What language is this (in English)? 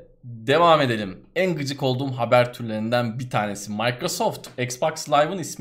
Turkish